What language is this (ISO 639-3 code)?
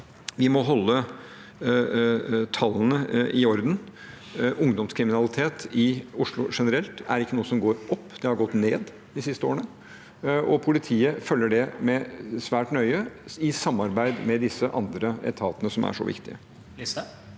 nor